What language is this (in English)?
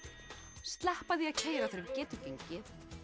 Icelandic